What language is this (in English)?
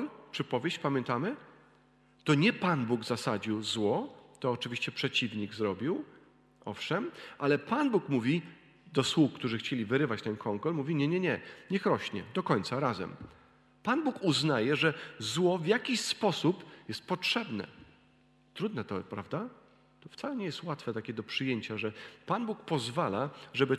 Polish